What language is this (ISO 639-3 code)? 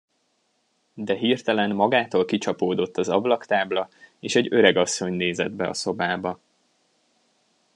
hun